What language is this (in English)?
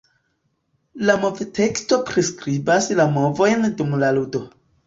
Esperanto